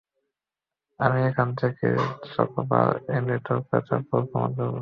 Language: Bangla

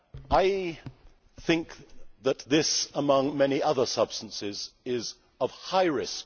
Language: English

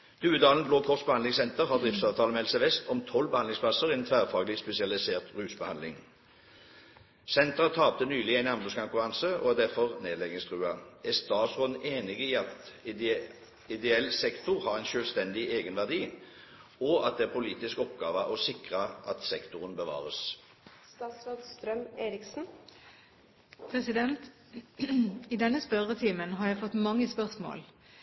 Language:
Norwegian Bokmål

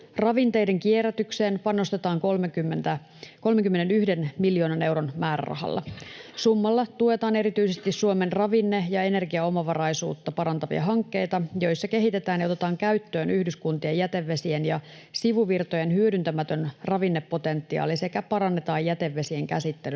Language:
Finnish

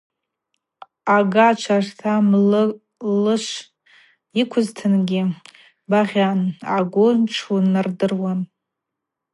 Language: Abaza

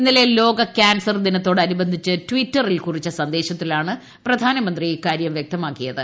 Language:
Malayalam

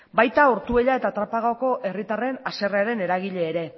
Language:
Basque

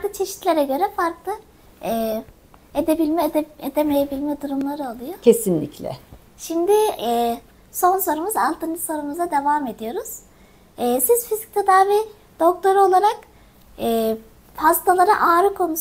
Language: Turkish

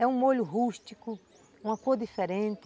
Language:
Portuguese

